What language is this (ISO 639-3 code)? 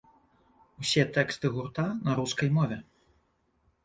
bel